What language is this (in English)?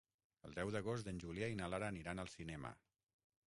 Catalan